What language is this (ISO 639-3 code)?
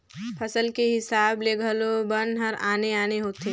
hne